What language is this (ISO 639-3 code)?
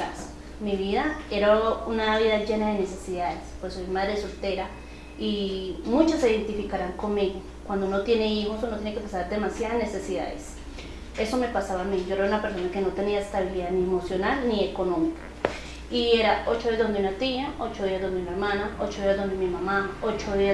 spa